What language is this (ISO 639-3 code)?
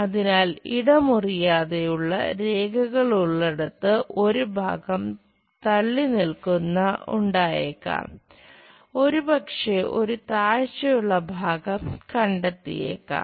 mal